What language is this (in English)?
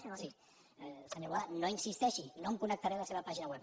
Catalan